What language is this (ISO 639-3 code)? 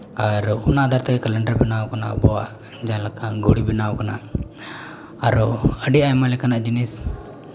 sat